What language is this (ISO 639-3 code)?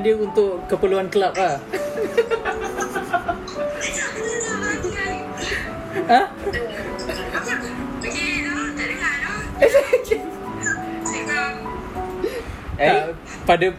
msa